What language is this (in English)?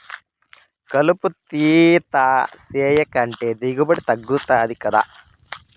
Telugu